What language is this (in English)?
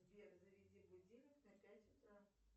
Russian